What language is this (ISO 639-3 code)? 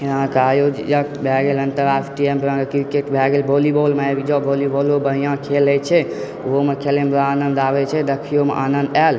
mai